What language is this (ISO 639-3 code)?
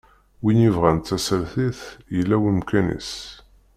kab